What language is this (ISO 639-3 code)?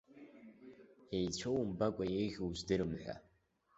abk